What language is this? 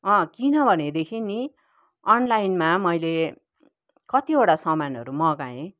Nepali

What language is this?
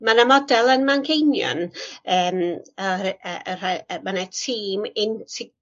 Welsh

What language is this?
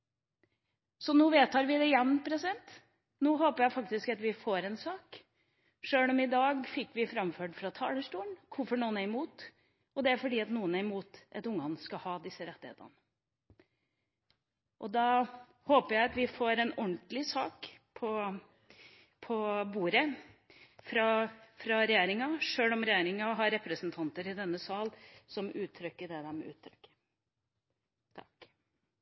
Norwegian Bokmål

